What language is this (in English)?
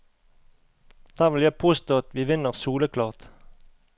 Norwegian